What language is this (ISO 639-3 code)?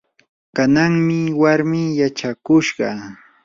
qur